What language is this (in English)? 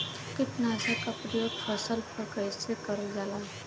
Bhojpuri